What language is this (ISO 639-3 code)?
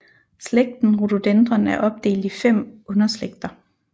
dan